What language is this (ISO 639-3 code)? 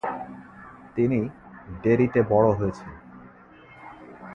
ben